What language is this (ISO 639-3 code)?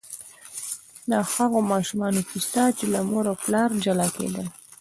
pus